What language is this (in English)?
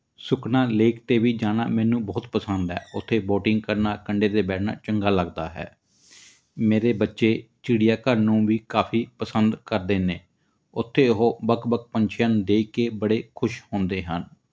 Punjabi